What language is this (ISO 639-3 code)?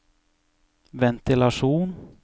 nor